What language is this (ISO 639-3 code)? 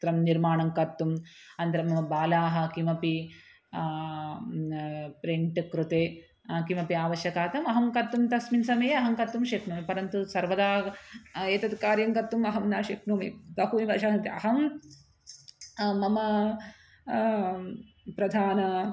san